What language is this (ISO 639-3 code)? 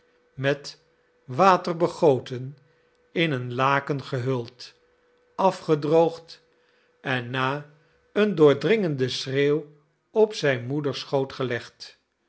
nld